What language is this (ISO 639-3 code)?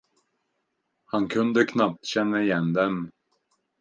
swe